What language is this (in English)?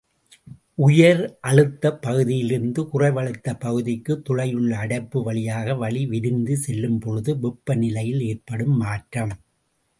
Tamil